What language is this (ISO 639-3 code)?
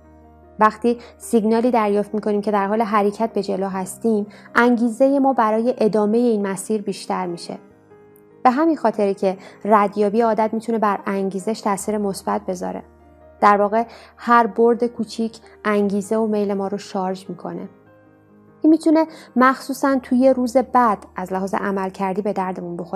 fas